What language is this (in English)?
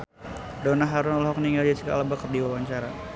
Sundanese